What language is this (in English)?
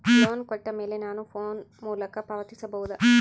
Kannada